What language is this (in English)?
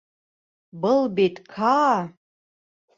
Bashkir